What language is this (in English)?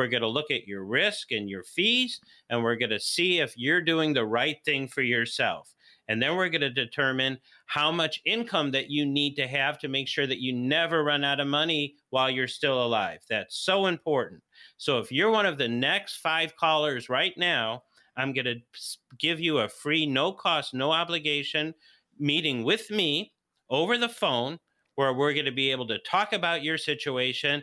English